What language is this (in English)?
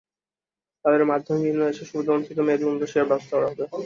Bangla